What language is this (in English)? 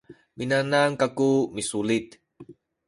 Sakizaya